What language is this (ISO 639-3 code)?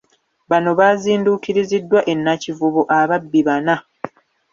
lug